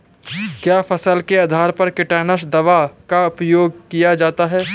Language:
Hindi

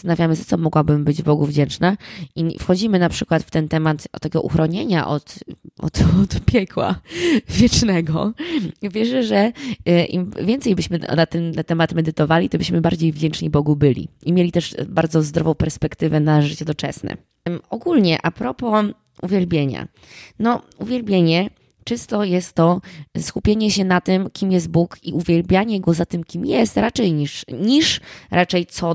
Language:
Polish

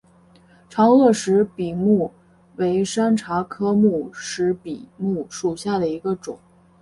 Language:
Chinese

